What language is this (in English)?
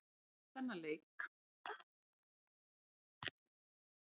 Icelandic